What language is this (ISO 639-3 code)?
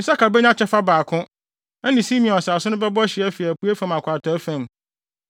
aka